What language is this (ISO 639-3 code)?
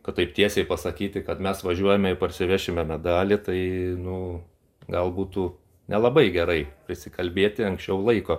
lit